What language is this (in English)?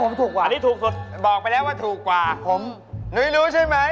Thai